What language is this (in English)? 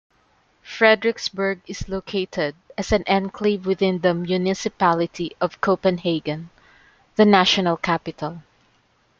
English